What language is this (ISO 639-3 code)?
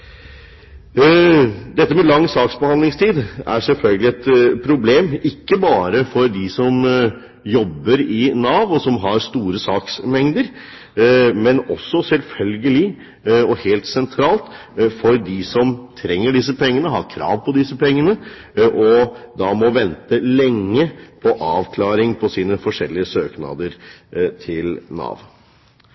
nob